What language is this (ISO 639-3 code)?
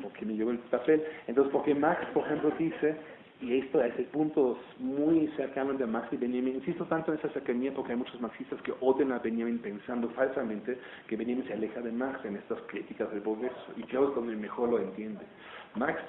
spa